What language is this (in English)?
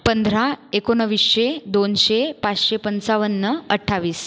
Marathi